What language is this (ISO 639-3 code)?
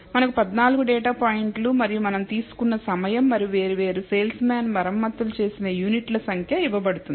tel